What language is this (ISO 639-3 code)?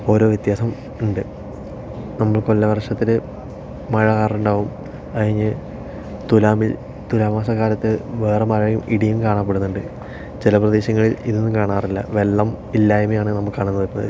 mal